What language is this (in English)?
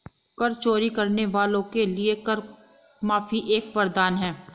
Hindi